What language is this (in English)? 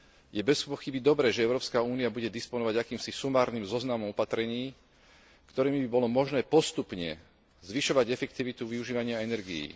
Slovak